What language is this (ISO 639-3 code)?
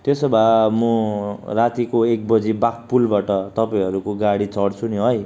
nep